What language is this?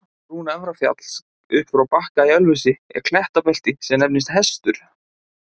Icelandic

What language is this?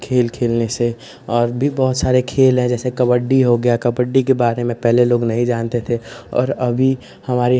Hindi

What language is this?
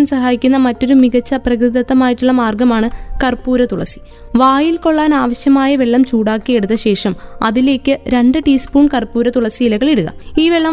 Malayalam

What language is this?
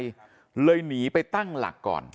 Thai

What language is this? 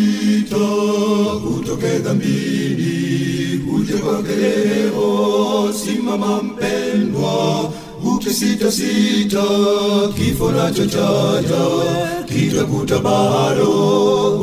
Swahili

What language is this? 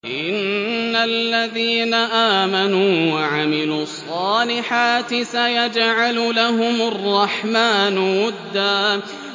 Arabic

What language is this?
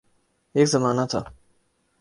Urdu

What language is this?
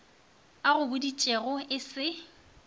Northern Sotho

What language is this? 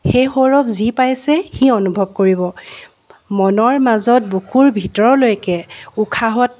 Assamese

